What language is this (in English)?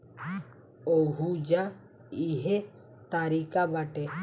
Bhojpuri